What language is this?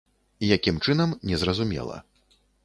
Belarusian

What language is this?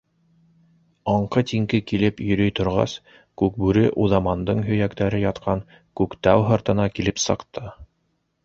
Bashkir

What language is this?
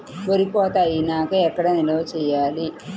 Telugu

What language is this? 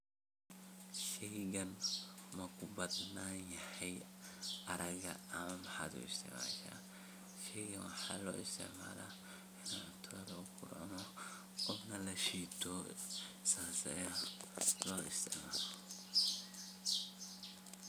Somali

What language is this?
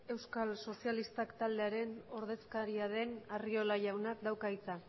Basque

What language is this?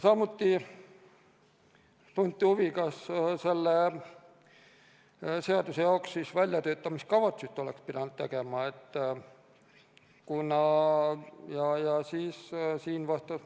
Estonian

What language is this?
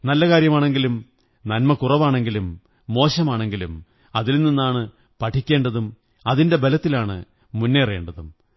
Malayalam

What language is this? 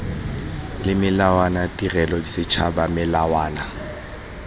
Tswana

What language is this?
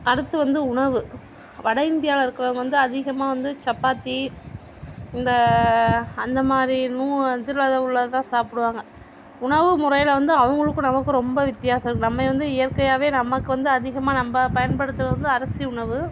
Tamil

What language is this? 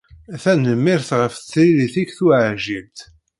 Kabyle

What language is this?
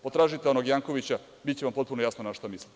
Serbian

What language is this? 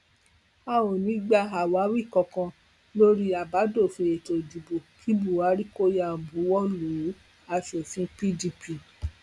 Yoruba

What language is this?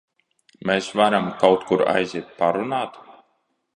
Latvian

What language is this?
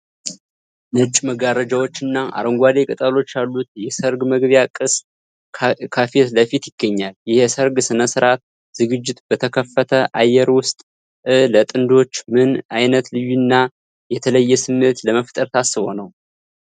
Amharic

